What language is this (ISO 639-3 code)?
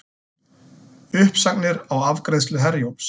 isl